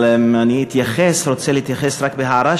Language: Hebrew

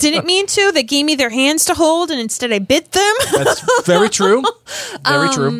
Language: English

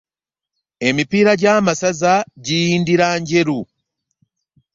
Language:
Ganda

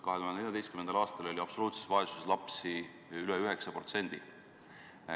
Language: Estonian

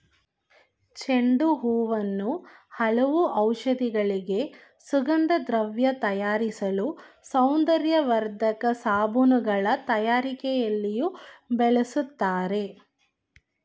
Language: Kannada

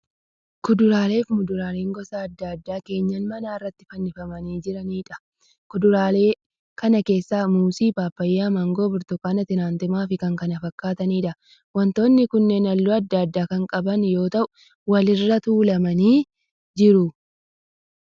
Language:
Oromo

